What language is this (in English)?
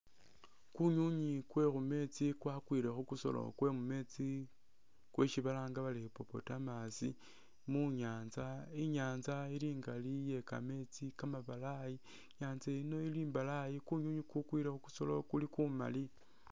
Masaaba